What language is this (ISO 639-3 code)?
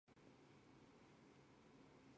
zho